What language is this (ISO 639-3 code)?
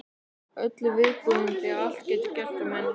isl